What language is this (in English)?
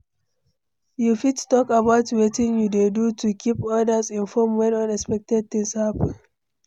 Nigerian Pidgin